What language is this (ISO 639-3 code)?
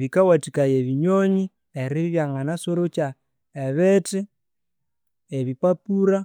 koo